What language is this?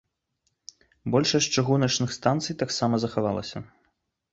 Belarusian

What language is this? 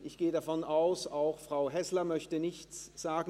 Swiss German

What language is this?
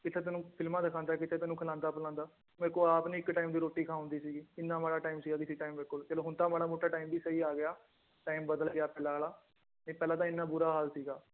Punjabi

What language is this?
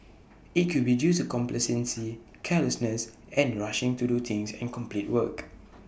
English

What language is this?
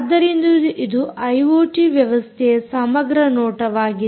Kannada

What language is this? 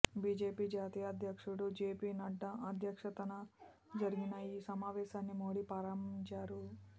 Telugu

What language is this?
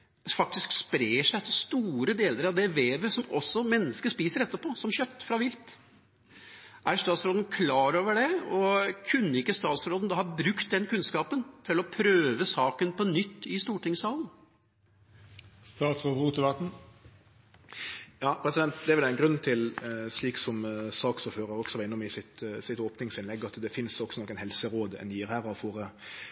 Norwegian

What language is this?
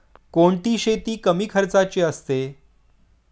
Marathi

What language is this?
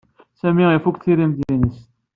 Kabyle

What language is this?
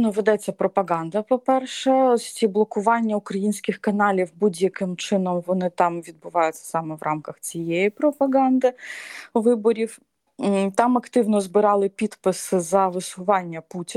Ukrainian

